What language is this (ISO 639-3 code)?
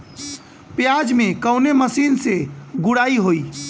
bho